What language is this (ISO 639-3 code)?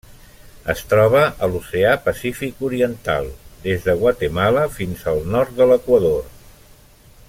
cat